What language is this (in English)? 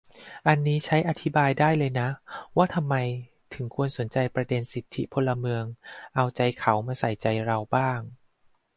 Thai